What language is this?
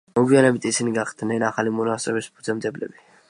Georgian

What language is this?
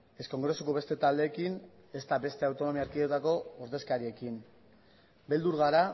Basque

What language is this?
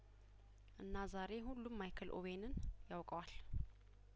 Amharic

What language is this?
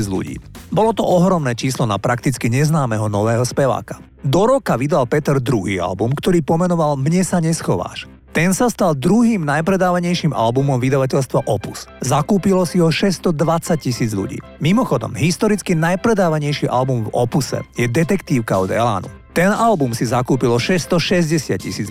Slovak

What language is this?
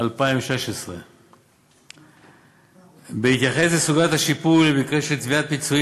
Hebrew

